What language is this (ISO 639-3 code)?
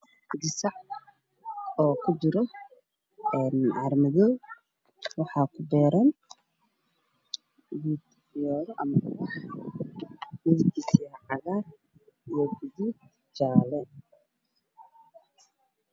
som